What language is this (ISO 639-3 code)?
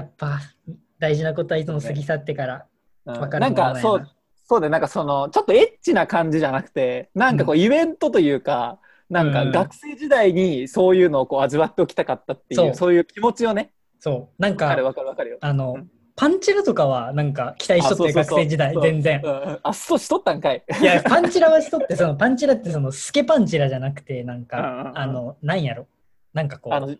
jpn